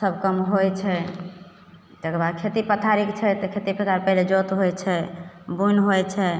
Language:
Maithili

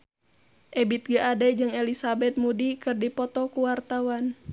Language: Sundanese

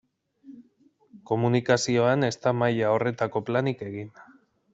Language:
Basque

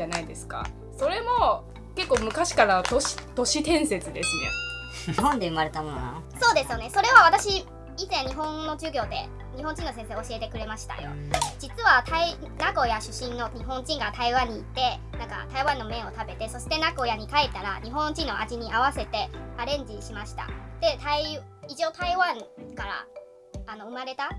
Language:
Japanese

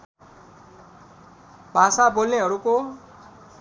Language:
Nepali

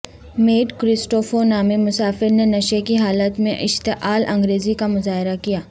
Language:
Urdu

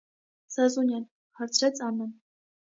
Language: Armenian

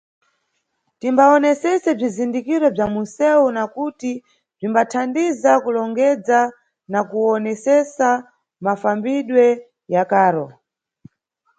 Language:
Nyungwe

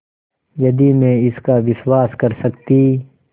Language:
Hindi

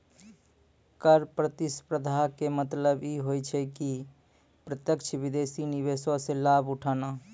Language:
Maithili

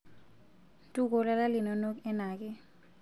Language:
Masai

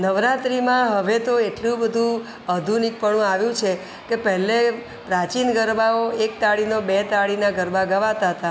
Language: Gujarati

